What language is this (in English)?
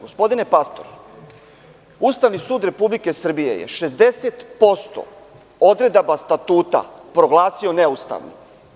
Serbian